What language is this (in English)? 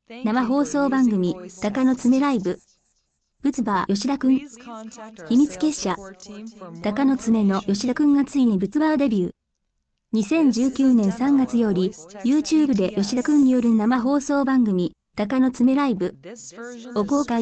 Japanese